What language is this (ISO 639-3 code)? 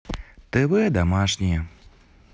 rus